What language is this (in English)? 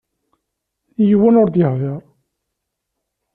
Kabyle